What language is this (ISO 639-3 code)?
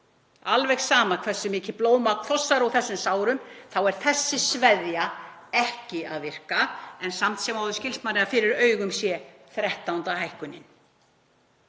isl